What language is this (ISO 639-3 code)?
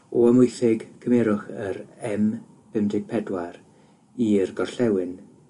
cym